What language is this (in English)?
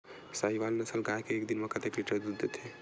Chhattisgarhi